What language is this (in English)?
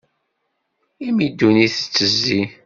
Kabyle